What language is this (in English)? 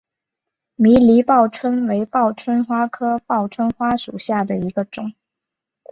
Chinese